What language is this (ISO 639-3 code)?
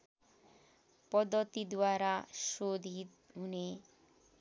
nep